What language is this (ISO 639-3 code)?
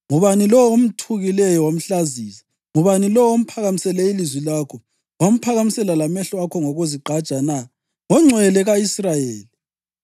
nde